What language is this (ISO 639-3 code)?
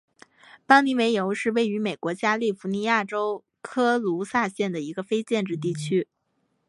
zho